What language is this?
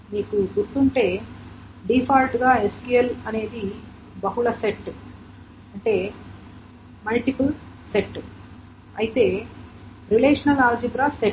Telugu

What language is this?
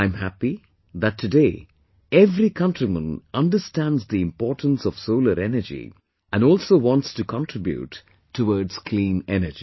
English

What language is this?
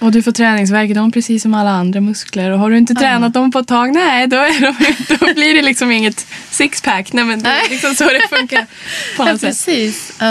Swedish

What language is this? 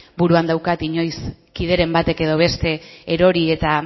Basque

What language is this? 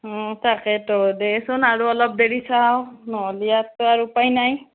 Assamese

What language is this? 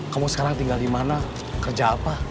Indonesian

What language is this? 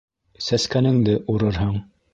Bashkir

